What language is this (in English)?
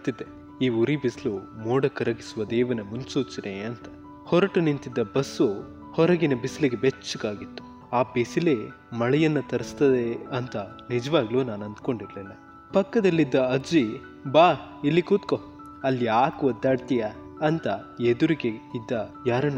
Kannada